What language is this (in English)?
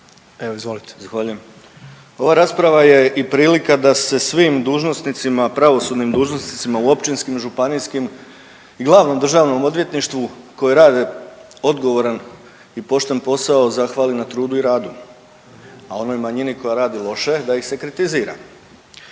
Croatian